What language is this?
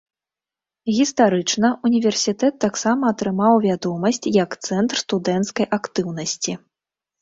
Belarusian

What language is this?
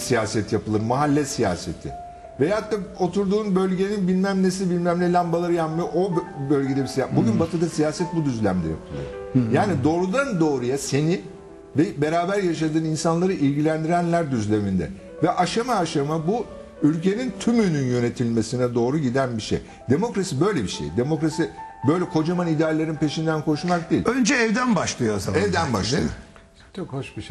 Turkish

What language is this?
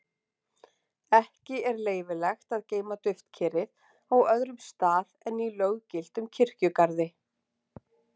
Icelandic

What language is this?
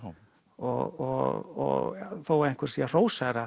Icelandic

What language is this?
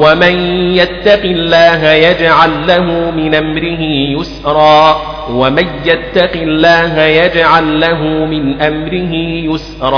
Arabic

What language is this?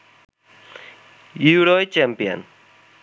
Bangla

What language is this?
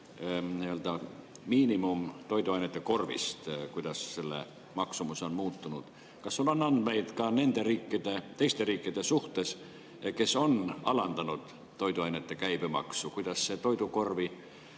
Estonian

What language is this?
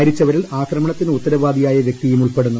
Malayalam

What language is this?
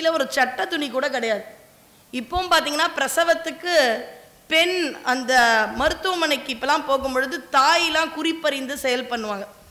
Tamil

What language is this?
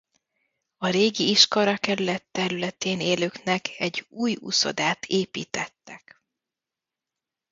Hungarian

